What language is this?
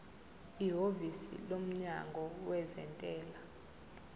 Zulu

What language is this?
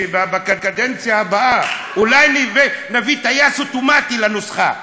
Hebrew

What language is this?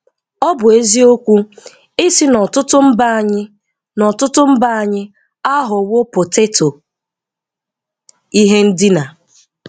Igbo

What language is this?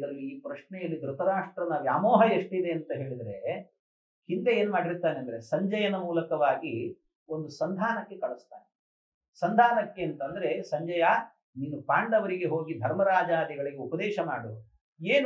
Arabic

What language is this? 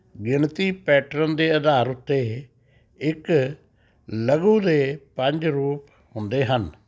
Punjabi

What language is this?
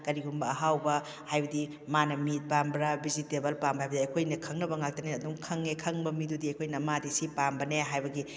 Manipuri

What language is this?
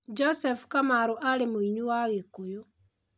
Kikuyu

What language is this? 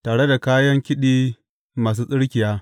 Hausa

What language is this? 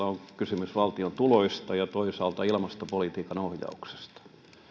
Finnish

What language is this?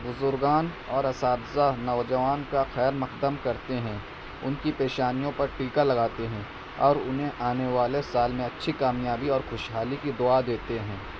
Urdu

